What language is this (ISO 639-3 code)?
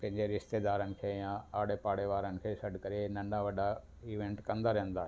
snd